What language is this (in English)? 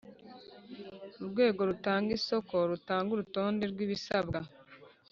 Kinyarwanda